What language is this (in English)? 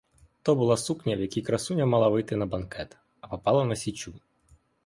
Ukrainian